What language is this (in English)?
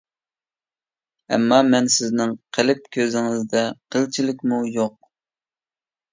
Uyghur